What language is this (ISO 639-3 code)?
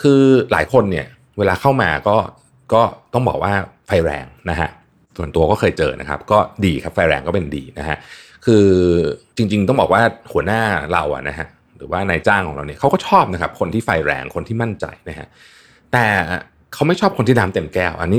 tha